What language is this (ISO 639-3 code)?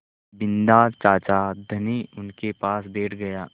hin